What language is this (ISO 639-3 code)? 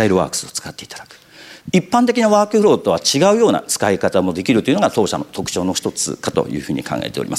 jpn